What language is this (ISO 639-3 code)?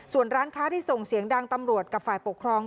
tha